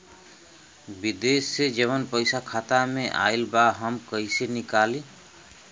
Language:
Bhojpuri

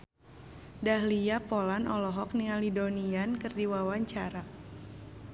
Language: Sundanese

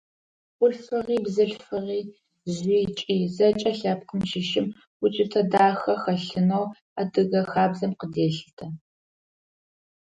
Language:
Adyghe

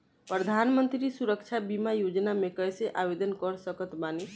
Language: Bhojpuri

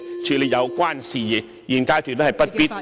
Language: Cantonese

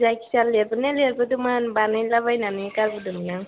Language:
Bodo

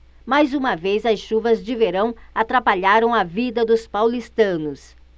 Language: Portuguese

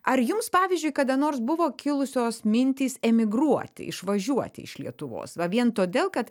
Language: Lithuanian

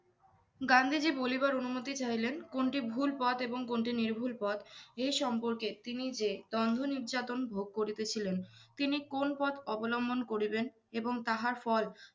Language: Bangla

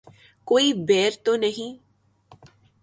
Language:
Urdu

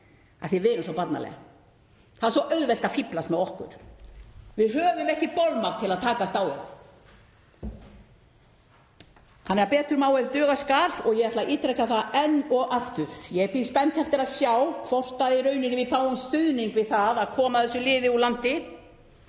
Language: Icelandic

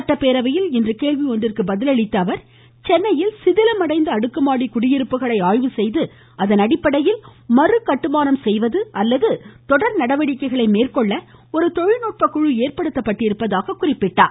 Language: Tamil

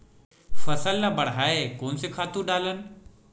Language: Chhattisgarhi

